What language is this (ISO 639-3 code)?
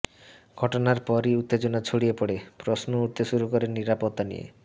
ben